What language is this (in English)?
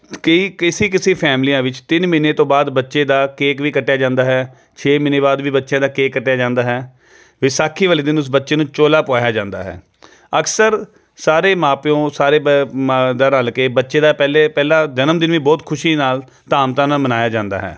Punjabi